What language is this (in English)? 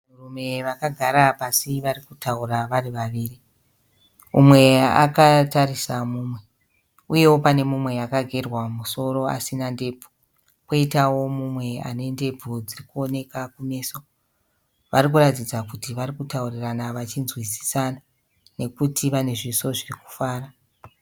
Shona